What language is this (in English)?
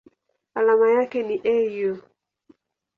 Swahili